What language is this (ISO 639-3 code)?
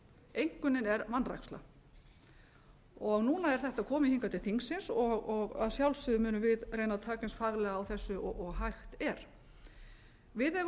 isl